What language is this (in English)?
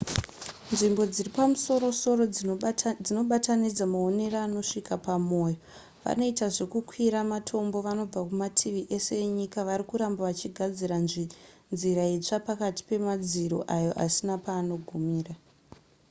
Shona